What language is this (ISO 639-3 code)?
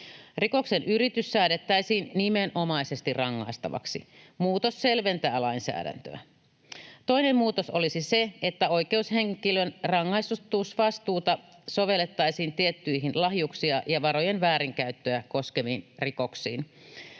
fin